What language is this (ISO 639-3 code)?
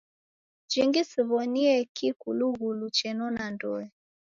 dav